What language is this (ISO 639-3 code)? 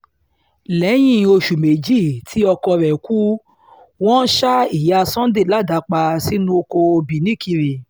yor